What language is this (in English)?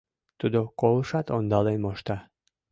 Mari